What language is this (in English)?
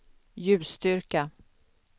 Swedish